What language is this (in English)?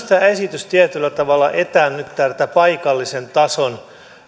Finnish